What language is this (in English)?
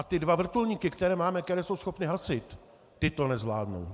Czech